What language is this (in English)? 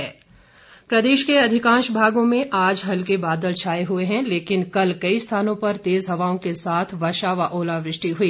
Hindi